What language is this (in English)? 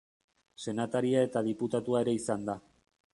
Basque